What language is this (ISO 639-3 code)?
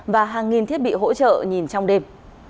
vie